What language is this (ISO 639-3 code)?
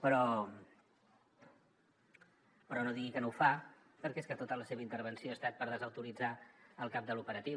cat